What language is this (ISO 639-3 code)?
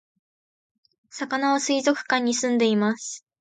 jpn